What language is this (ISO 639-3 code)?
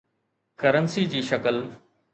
snd